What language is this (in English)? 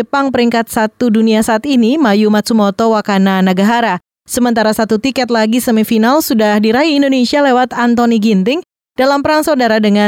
Indonesian